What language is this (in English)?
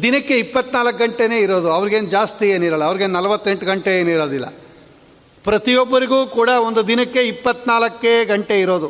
Kannada